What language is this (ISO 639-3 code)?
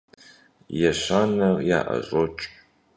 kbd